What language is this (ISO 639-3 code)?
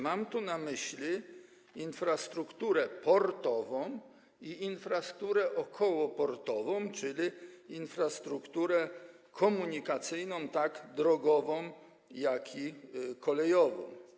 pol